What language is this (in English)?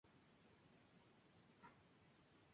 Spanish